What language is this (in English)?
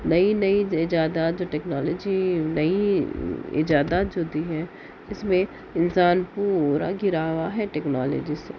Urdu